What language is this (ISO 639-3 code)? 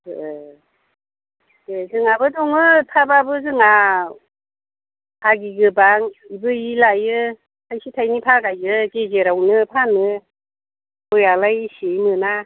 brx